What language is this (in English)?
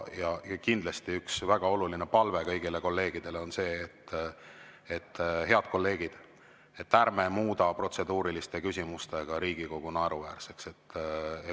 Estonian